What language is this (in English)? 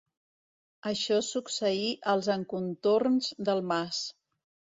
Catalan